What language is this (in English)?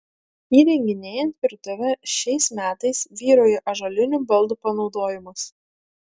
Lithuanian